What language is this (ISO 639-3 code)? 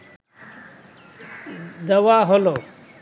ben